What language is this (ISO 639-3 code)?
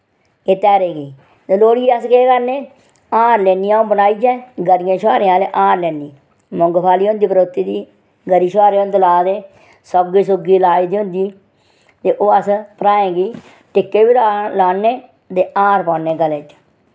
doi